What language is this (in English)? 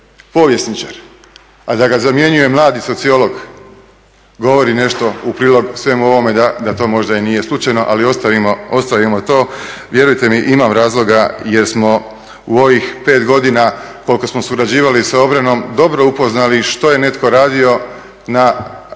Croatian